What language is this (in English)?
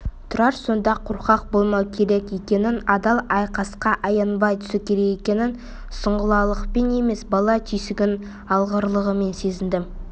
Kazakh